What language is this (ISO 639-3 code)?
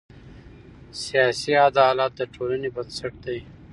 pus